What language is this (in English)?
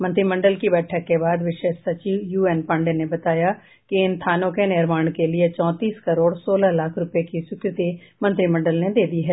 Hindi